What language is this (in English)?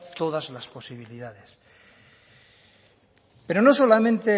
Spanish